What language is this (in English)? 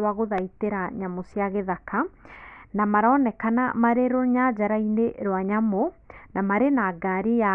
Kikuyu